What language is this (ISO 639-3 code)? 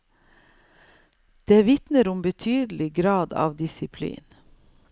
nor